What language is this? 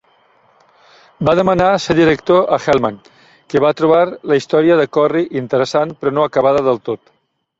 Catalan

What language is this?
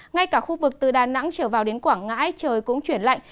Vietnamese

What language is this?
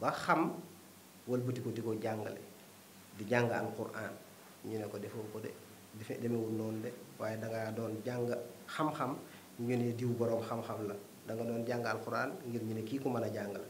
Indonesian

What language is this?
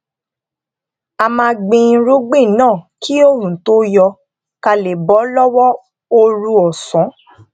Yoruba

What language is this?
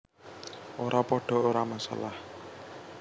Javanese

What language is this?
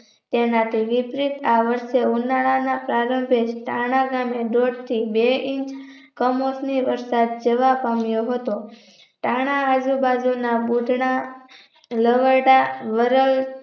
Gujarati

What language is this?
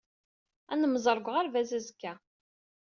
Kabyle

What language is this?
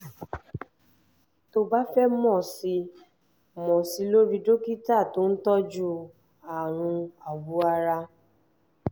Yoruba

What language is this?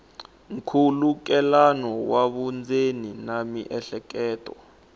Tsonga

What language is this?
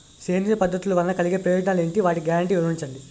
Telugu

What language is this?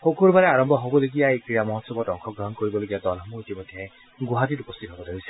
Assamese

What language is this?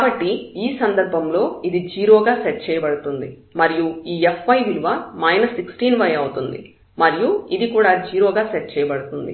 Telugu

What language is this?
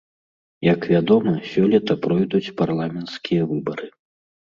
Belarusian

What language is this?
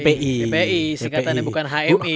Indonesian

